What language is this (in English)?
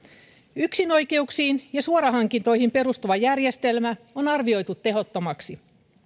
Finnish